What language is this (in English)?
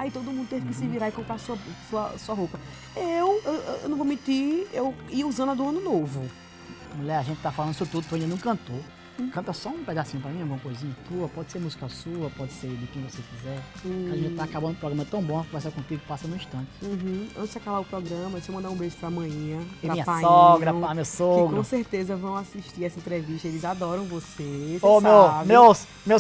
Portuguese